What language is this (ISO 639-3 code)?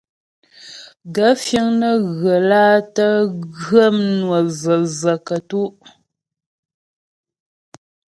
bbj